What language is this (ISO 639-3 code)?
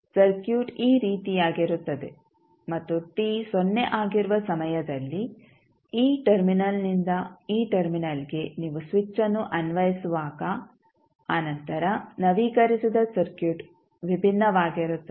kan